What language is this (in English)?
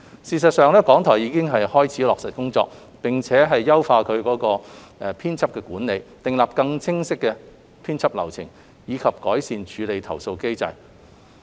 Cantonese